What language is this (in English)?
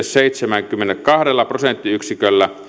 Finnish